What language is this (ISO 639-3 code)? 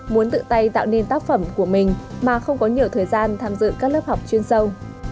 vie